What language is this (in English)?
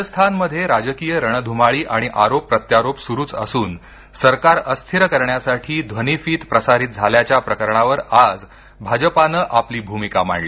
Marathi